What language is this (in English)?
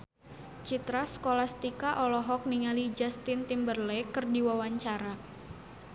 Sundanese